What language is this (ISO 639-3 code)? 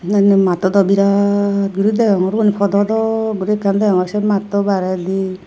ccp